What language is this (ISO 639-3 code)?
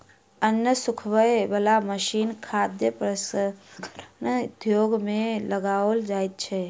mai